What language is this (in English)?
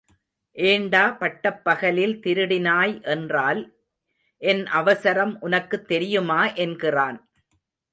Tamil